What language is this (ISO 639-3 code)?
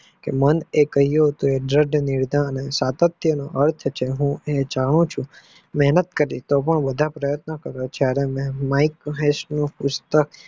guj